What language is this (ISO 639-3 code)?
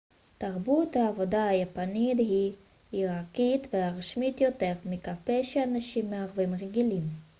heb